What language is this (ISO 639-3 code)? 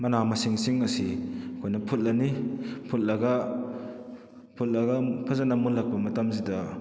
mni